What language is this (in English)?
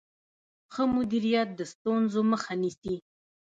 Pashto